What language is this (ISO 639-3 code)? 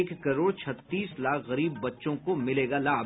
hin